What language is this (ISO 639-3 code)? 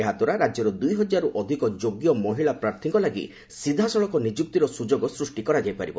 ori